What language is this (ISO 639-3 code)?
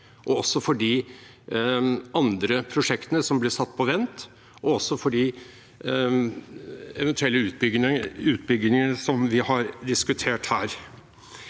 nor